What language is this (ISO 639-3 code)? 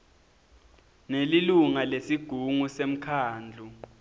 ssw